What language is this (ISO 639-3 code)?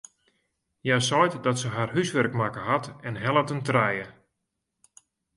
fry